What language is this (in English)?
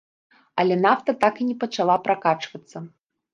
Belarusian